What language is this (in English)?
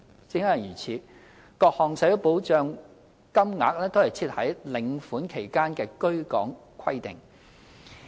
Cantonese